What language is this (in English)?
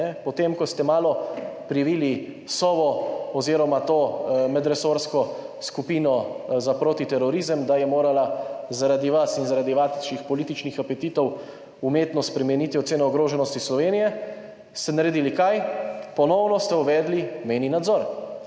Slovenian